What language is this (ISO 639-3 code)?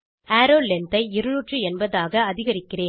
tam